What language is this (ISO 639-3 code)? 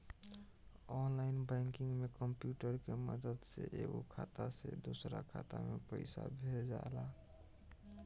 bho